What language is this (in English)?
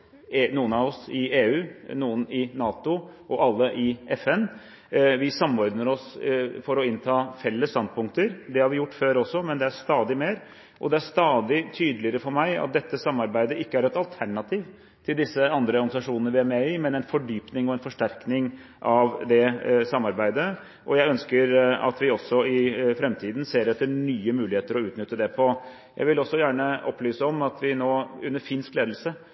Norwegian Bokmål